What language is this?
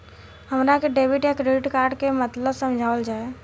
Bhojpuri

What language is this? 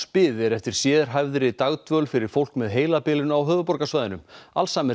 Icelandic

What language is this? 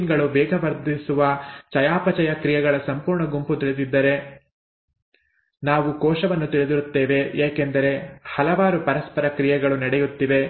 Kannada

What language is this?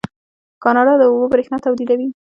Pashto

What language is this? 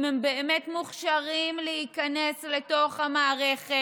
Hebrew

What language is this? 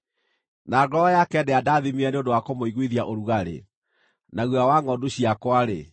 Kikuyu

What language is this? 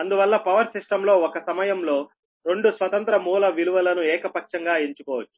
Telugu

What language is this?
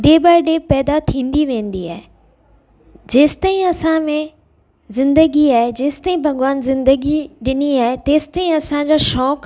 Sindhi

